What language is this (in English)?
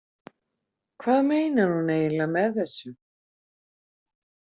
Icelandic